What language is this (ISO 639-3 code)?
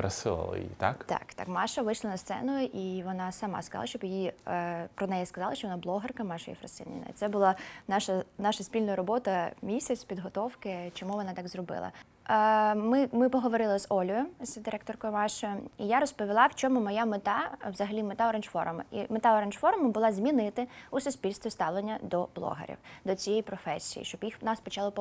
ukr